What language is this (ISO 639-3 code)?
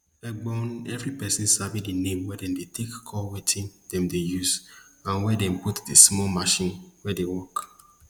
pcm